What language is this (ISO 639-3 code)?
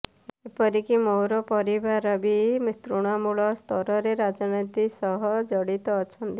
ori